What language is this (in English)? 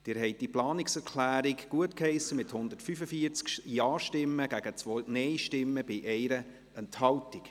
Swiss German